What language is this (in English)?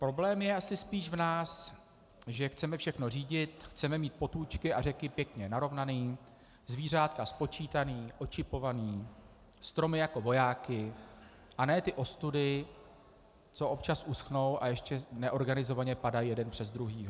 Czech